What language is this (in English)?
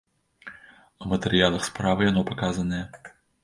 Belarusian